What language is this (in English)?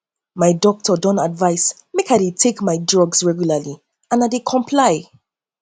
Nigerian Pidgin